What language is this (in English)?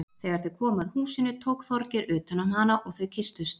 Icelandic